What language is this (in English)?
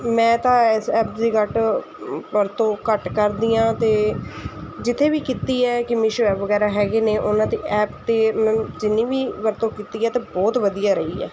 Punjabi